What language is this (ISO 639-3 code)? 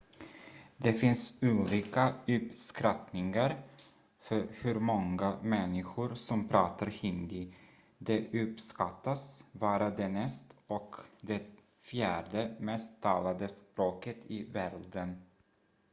swe